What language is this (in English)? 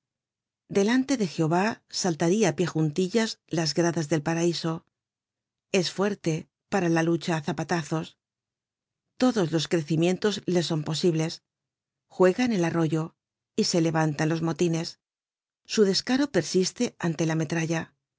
Spanish